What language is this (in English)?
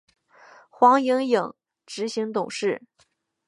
Chinese